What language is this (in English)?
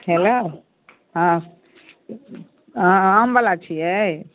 Maithili